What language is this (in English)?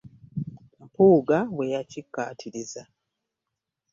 Ganda